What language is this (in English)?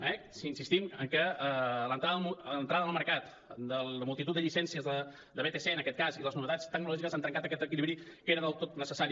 Catalan